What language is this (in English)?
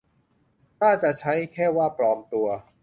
Thai